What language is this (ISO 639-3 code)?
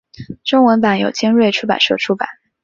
zho